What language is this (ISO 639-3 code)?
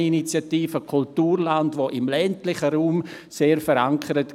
gsw